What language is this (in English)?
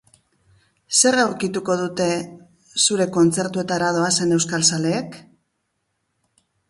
Basque